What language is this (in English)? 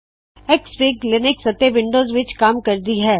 Punjabi